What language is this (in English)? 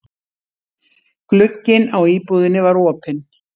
Icelandic